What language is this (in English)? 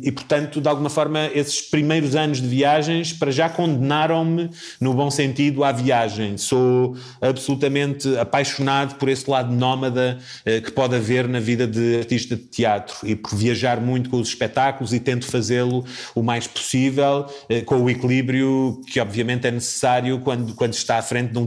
Portuguese